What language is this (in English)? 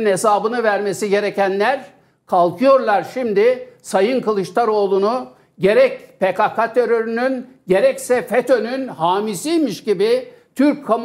Turkish